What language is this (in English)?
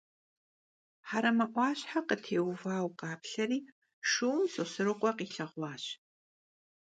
Kabardian